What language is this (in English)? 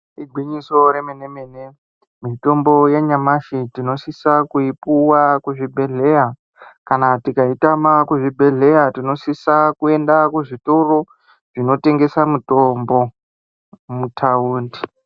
Ndau